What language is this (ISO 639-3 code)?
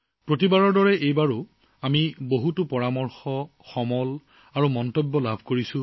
asm